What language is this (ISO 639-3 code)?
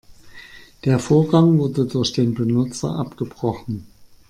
deu